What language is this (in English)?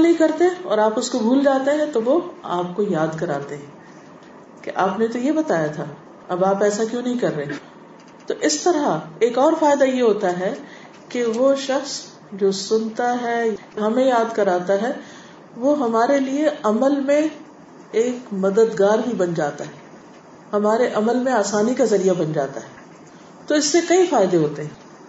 Urdu